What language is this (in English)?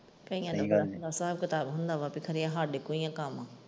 Punjabi